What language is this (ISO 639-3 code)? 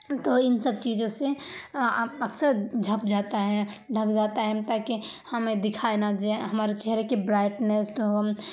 urd